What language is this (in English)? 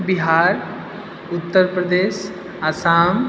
Maithili